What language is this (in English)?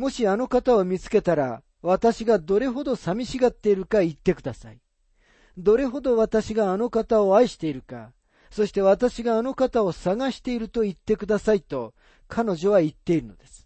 Japanese